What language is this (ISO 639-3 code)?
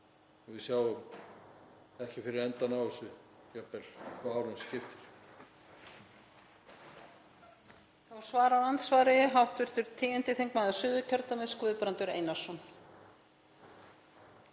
isl